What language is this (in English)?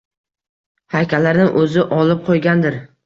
Uzbek